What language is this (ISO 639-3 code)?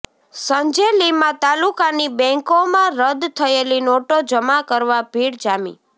guj